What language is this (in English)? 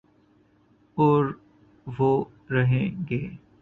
Urdu